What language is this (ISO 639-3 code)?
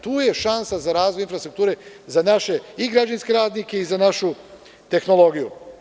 srp